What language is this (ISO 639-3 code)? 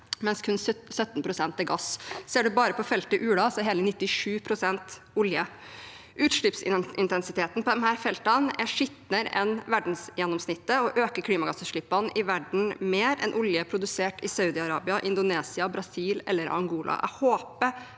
nor